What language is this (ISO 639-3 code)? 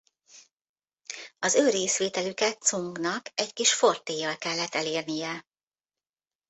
hun